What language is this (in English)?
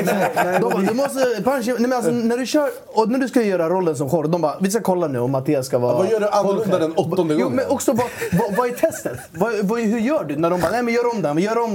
Swedish